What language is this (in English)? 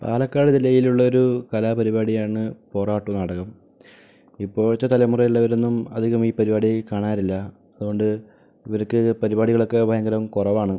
Malayalam